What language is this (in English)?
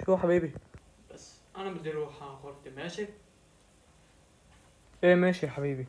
Arabic